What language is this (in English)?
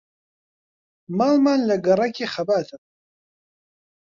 Central Kurdish